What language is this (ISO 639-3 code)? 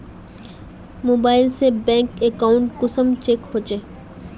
mag